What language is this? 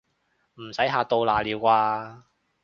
Cantonese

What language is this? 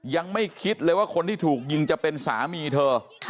Thai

